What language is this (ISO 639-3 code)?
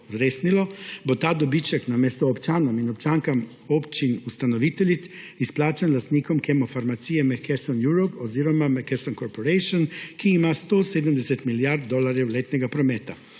slv